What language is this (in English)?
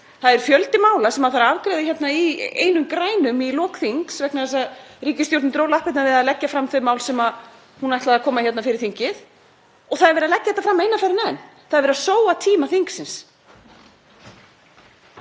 Icelandic